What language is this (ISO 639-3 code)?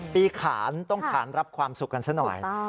tha